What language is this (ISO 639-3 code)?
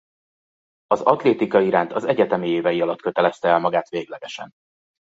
hun